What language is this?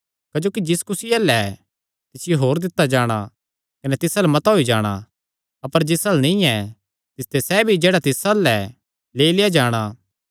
Kangri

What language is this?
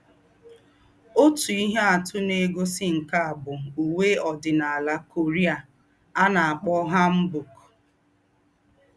Igbo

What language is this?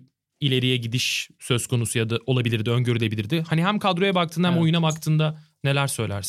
Turkish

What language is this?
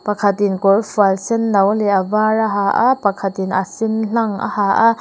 Mizo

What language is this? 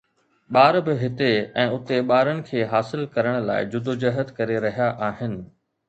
Sindhi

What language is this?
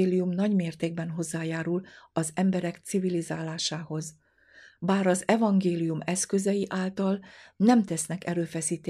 Hungarian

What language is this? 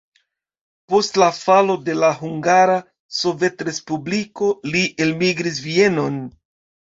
Esperanto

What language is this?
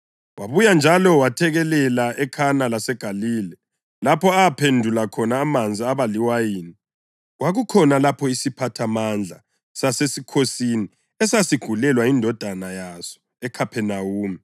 North Ndebele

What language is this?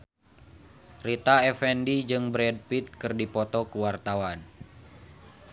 Sundanese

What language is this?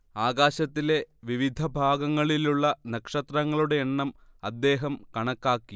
Malayalam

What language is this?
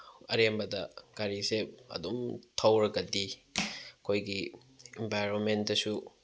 Manipuri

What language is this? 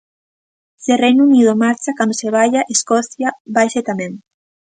Galician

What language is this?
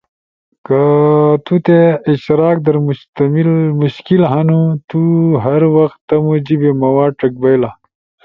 Ushojo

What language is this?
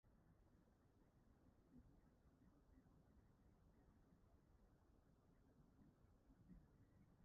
Welsh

